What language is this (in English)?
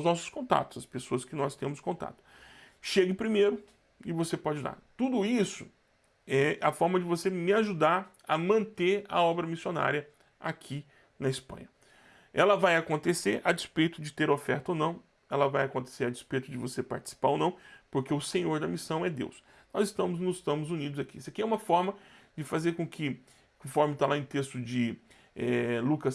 Portuguese